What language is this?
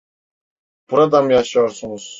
Turkish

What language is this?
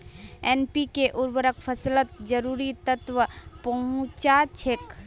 Magahi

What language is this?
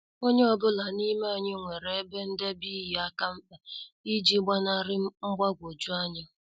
Igbo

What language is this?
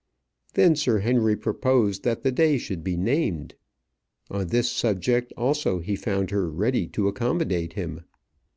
English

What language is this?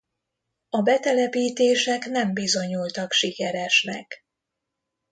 Hungarian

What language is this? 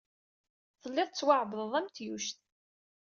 Kabyle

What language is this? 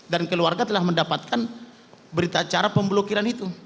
Indonesian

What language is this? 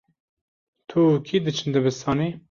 Kurdish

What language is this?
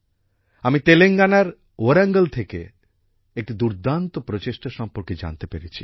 Bangla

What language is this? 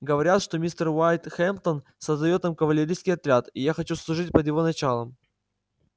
Russian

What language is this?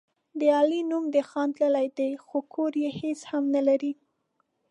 Pashto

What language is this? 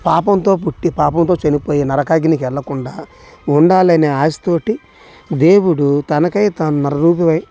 Telugu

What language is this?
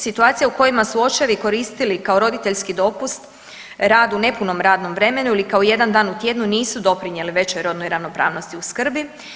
Croatian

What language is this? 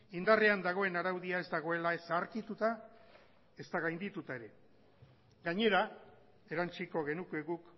Basque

